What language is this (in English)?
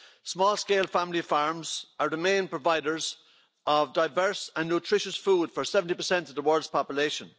English